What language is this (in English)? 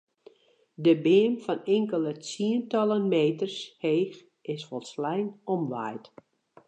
Western Frisian